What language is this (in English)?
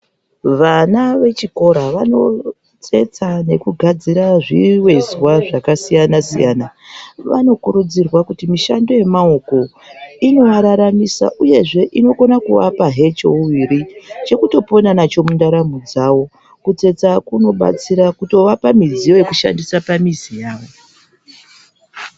Ndau